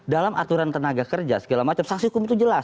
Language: Indonesian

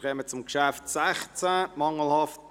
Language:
Swiss German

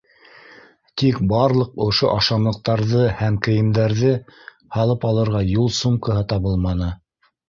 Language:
Bashkir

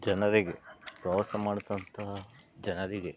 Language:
Kannada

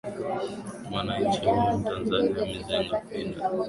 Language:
Swahili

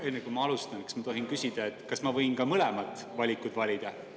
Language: Estonian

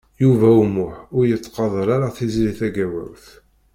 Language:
Kabyle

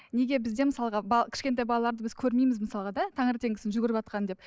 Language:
Kazakh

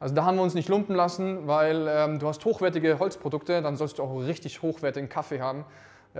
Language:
German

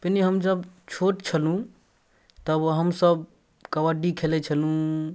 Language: Maithili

